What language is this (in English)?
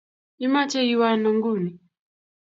Kalenjin